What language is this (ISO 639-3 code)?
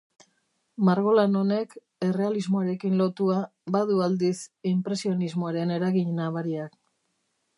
eus